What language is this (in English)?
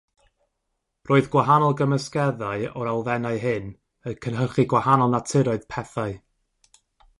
Welsh